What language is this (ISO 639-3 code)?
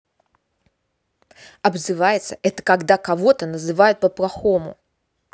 rus